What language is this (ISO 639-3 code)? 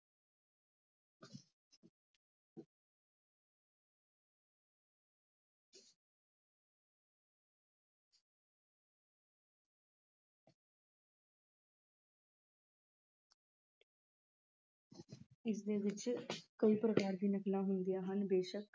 pan